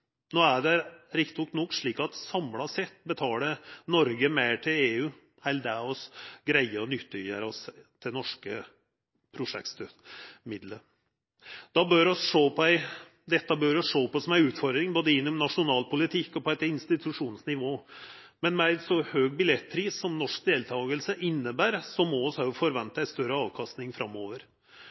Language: Norwegian Nynorsk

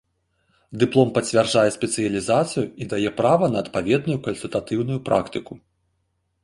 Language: Belarusian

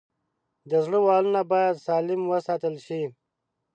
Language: Pashto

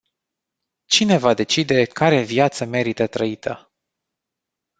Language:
Romanian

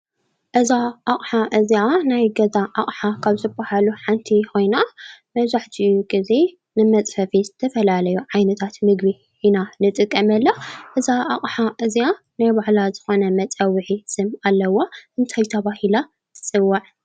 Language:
Tigrinya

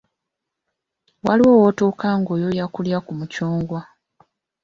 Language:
Ganda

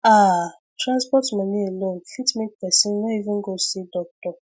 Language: Nigerian Pidgin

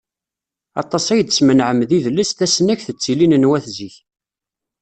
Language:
Kabyle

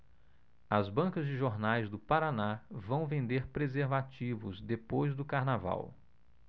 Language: Portuguese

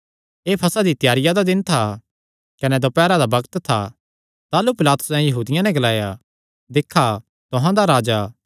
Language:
Kangri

